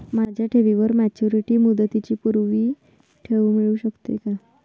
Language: Marathi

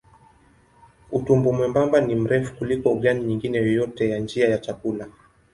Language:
Swahili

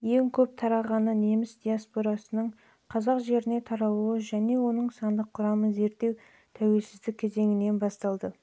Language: Kazakh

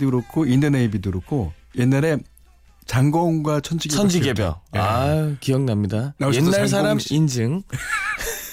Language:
Korean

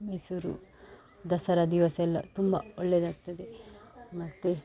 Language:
Kannada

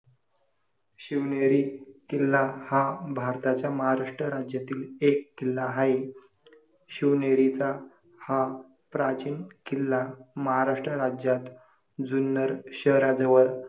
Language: Marathi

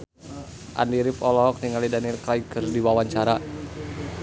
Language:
Sundanese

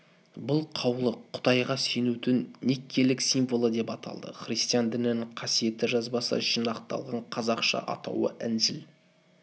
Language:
Kazakh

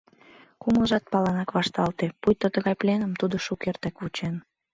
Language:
Mari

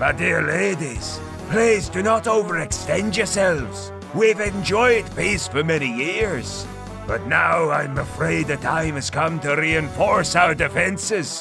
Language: English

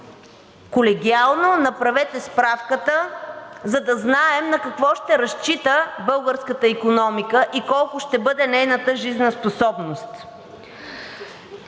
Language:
Bulgarian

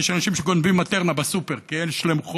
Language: Hebrew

